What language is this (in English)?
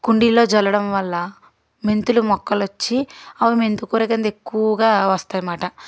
Telugu